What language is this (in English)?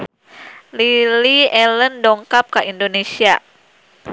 Sundanese